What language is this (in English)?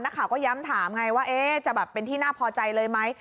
Thai